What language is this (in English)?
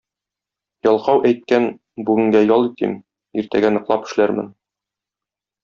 Tatar